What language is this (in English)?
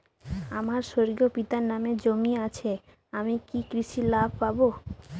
Bangla